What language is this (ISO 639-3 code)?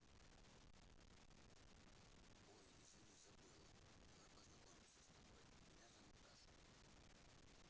rus